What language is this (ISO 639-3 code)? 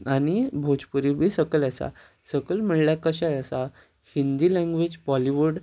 kok